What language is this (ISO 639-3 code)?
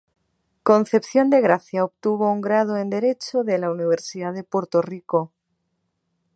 spa